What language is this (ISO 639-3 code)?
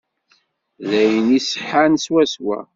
kab